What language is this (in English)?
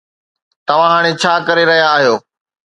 Sindhi